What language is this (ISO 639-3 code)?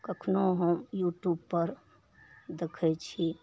mai